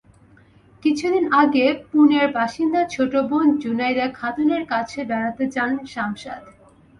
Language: Bangla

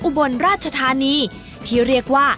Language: Thai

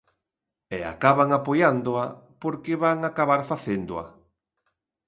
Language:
Galician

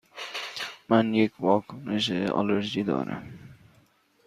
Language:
Persian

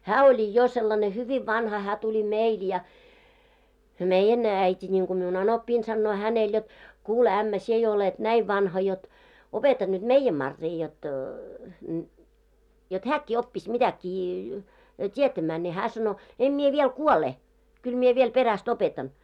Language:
Finnish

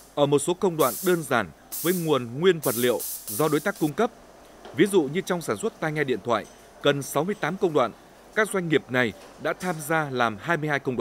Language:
Vietnamese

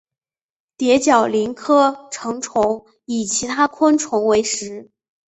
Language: Chinese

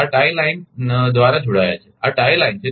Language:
Gujarati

